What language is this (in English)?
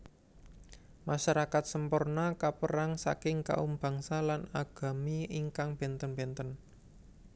Javanese